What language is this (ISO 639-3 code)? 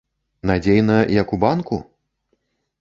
bel